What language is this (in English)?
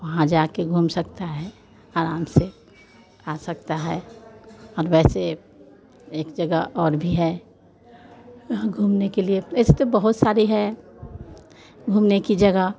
Hindi